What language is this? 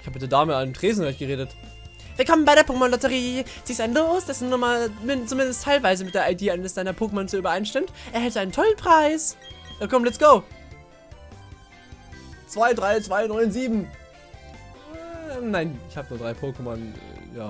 German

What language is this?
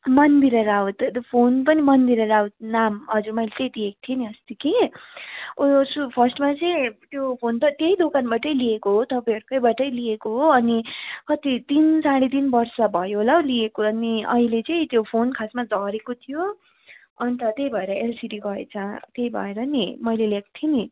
Nepali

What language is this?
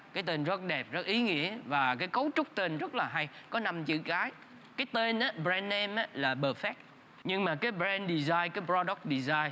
Vietnamese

